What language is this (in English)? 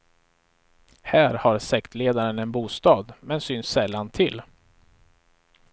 Swedish